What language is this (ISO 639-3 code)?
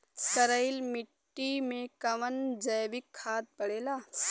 bho